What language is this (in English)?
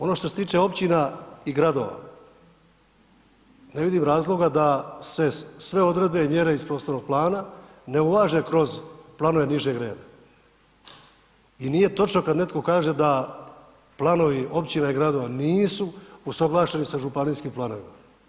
Croatian